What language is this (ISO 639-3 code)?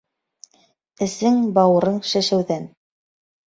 bak